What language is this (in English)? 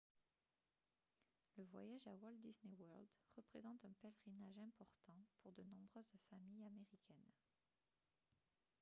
French